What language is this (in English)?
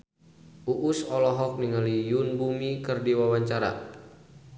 Sundanese